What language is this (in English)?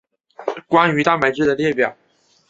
Chinese